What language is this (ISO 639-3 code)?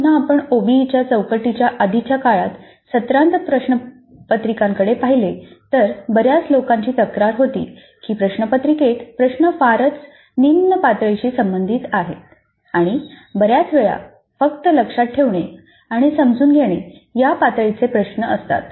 mar